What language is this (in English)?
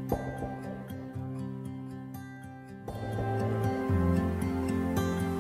Japanese